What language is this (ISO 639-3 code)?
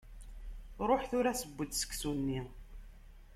kab